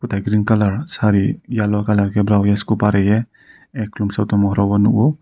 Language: Kok Borok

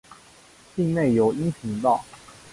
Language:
Chinese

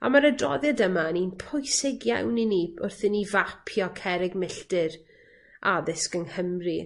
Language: Welsh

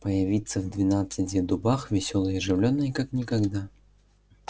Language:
Russian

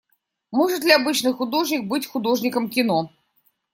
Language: Russian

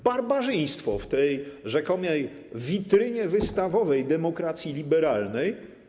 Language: Polish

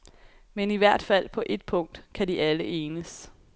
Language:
Danish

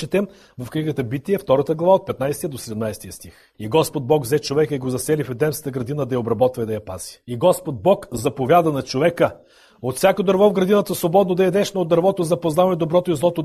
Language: Bulgarian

